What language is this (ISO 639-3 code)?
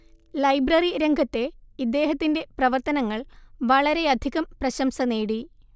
mal